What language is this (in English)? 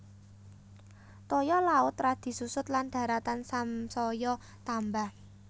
Javanese